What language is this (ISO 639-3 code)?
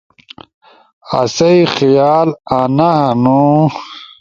ush